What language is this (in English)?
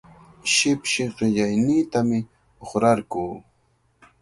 Cajatambo North Lima Quechua